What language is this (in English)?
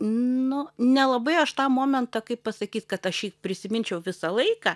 Lithuanian